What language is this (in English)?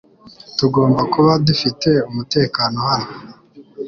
Kinyarwanda